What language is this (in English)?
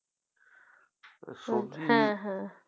Bangla